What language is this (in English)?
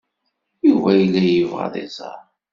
Kabyle